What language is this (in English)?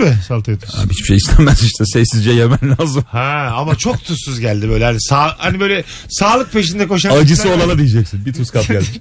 Turkish